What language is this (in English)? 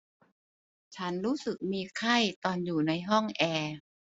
Thai